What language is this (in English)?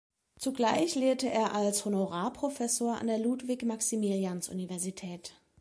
German